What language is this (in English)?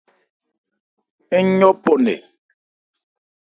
Ebrié